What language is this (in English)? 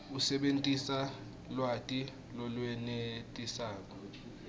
Swati